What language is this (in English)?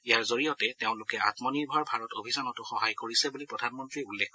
Assamese